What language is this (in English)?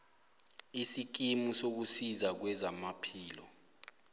South Ndebele